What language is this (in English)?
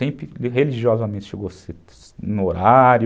Portuguese